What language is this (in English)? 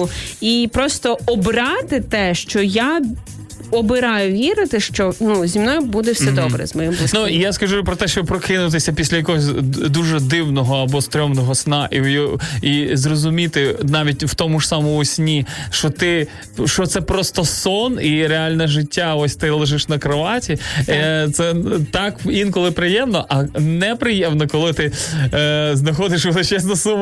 Ukrainian